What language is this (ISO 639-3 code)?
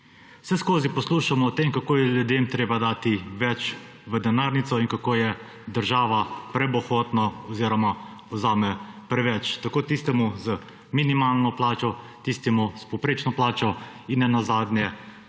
slv